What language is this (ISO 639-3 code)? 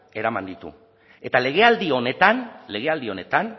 eus